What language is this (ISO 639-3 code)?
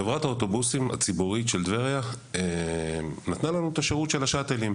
heb